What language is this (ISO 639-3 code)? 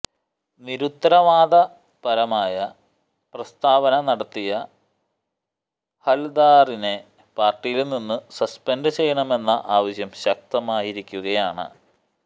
mal